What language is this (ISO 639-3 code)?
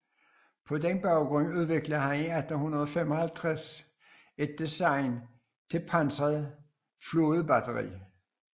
dan